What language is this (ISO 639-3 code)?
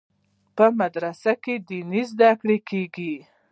pus